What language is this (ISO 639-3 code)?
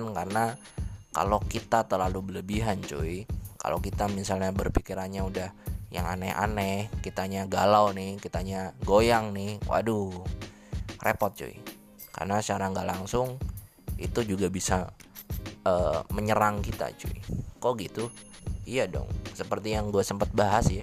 ind